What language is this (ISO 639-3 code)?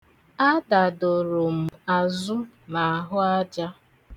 ibo